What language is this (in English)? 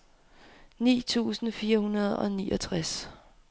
Danish